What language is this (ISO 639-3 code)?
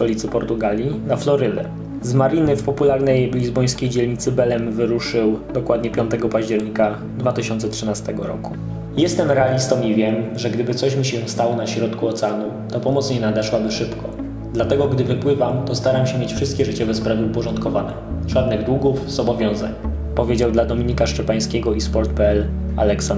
pol